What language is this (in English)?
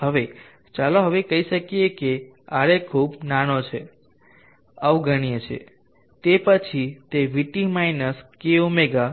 Gujarati